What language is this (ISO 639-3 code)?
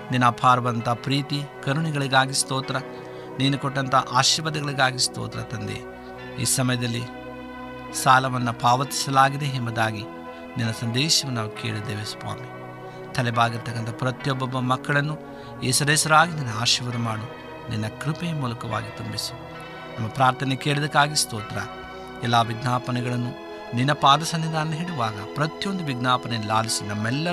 kan